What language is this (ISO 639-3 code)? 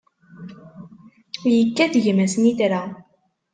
kab